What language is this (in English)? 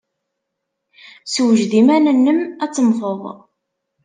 Kabyle